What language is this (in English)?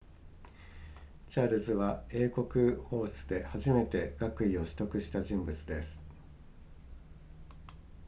Japanese